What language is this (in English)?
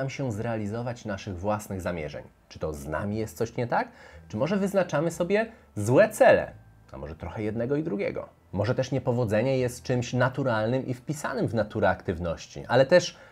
Polish